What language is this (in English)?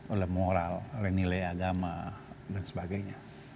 Indonesian